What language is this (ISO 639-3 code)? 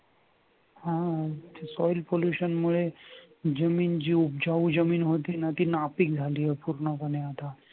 mar